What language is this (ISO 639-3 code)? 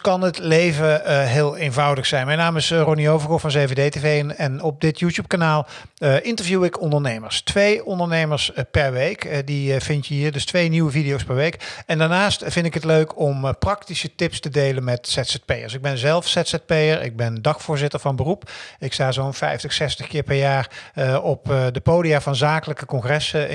nld